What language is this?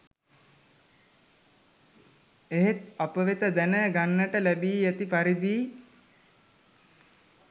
Sinhala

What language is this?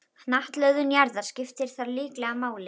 Icelandic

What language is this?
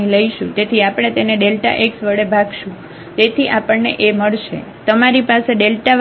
Gujarati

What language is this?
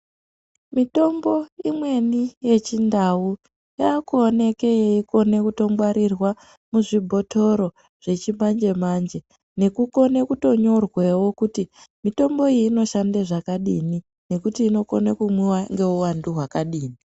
Ndau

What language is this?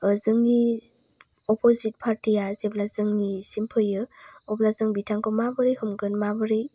Bodo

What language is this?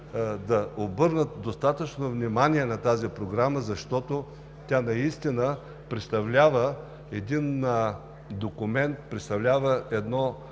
Bulgarian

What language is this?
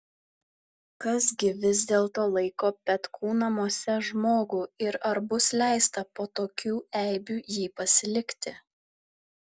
Lithuanian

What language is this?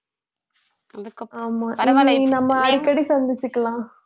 Tamil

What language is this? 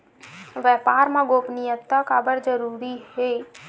Chhattisgarhi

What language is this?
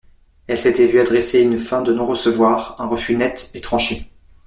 French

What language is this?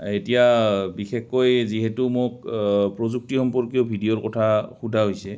Assamese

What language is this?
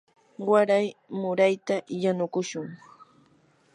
Yanahuanca Pasco Quechua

